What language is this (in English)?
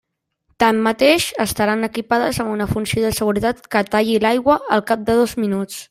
Catalan